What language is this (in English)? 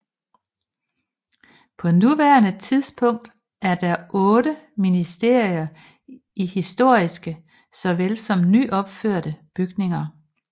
Danish